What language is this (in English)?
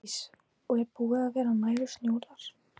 Icelandic